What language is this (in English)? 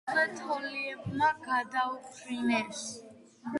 Georgian